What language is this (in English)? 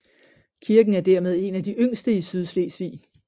Danish